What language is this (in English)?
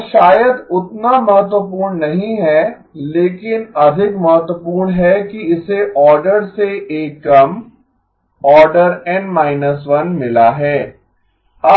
Hindi